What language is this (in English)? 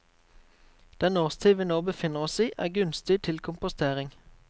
Norwegian